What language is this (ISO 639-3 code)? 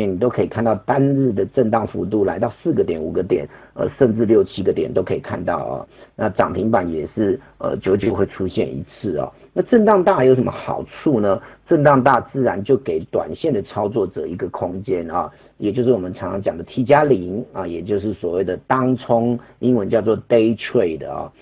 zho